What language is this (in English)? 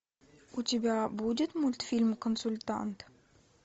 Russian